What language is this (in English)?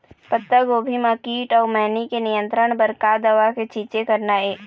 Chhattisgarhi